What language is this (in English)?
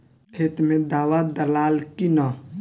Bhojpuri